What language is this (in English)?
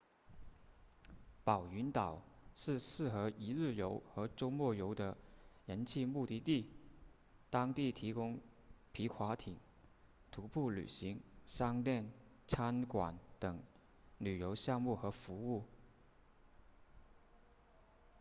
Chinese